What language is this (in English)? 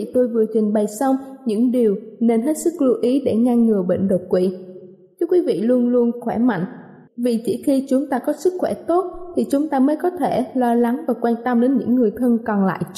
Vietnamese